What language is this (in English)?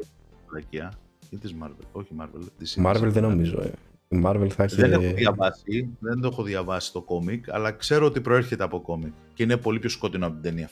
Greek